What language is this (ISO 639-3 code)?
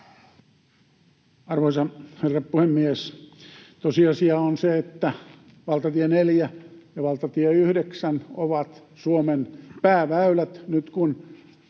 fin